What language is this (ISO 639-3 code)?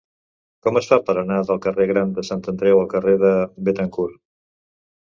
cat